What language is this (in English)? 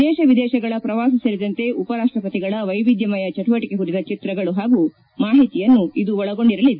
Kannada